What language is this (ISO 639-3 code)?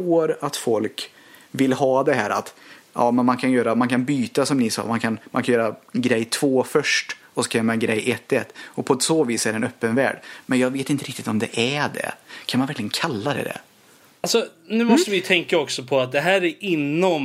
swe